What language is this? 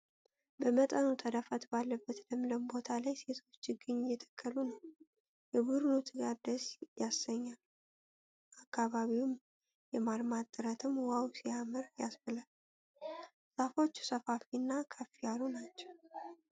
Amharic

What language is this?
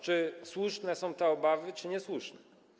Polish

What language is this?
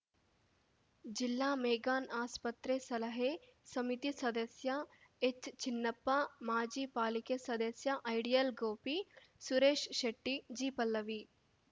Kannada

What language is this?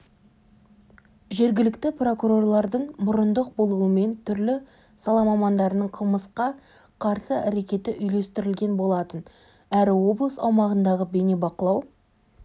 Kazakh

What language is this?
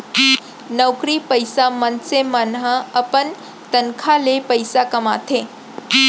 Chhattisgarhi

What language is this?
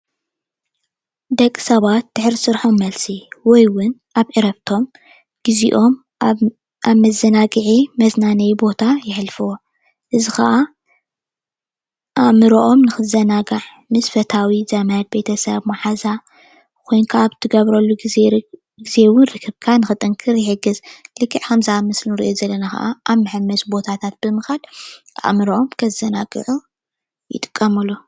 Tigrinya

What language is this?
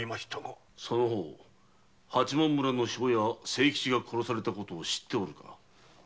Japanese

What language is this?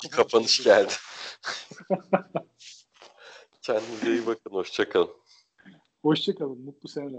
Turkish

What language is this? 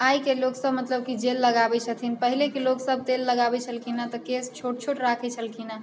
Maithili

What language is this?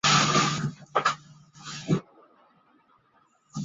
Chinese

